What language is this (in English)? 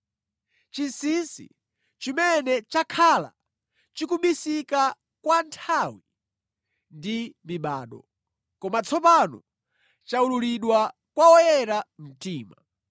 Nyanja